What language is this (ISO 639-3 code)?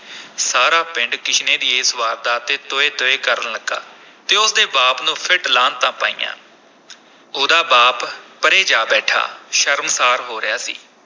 pan